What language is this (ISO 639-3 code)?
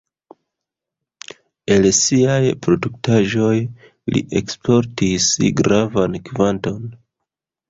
epo